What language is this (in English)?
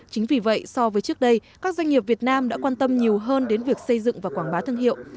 Vietnamese